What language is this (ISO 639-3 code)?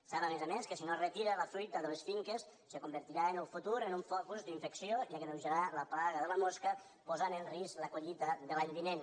cat